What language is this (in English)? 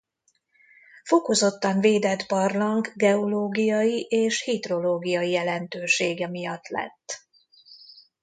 Hungarian